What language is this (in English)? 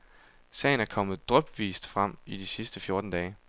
Danish